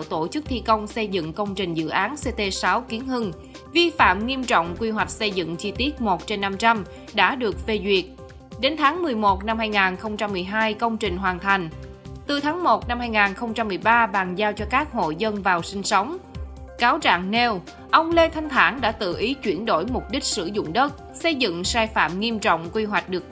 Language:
Vietnamese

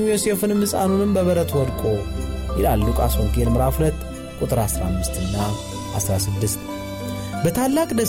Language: Amharic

